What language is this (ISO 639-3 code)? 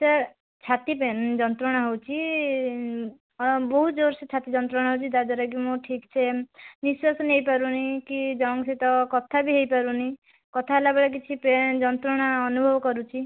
ori